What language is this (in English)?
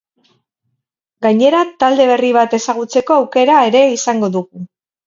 Basque